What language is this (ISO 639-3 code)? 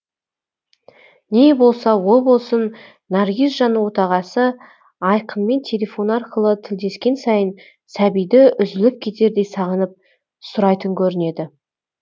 kaz